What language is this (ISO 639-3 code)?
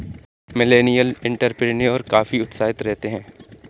hin